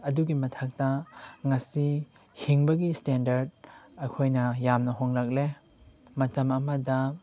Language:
Manipuri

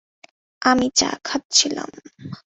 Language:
Bangla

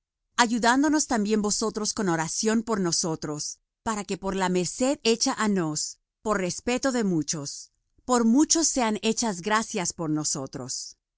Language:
Spanish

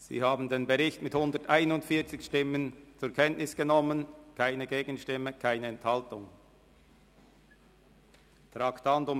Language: Swiss German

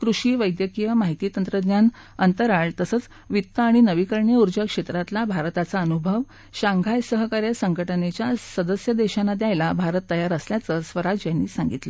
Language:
Marathi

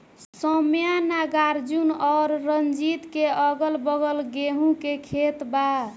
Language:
Bhojpuri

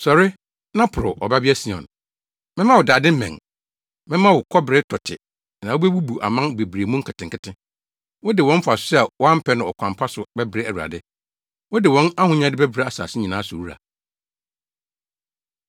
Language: Akan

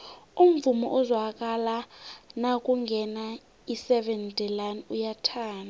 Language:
South Ndebele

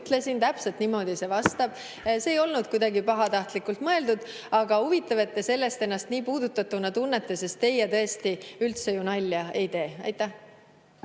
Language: Estonian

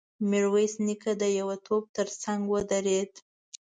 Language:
Pashto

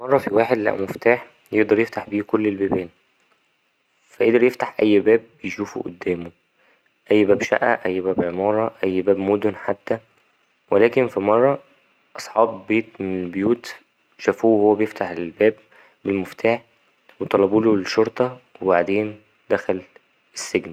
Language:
Egyptian Arabic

